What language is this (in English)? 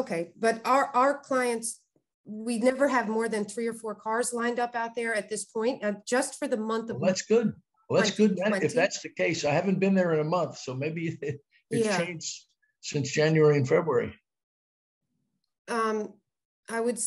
English